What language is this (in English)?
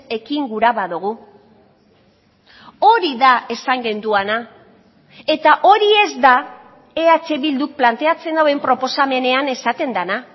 Basque